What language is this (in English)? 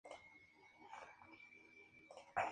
Spanish